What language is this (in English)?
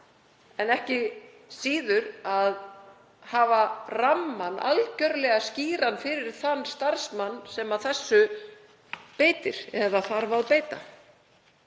Icelandic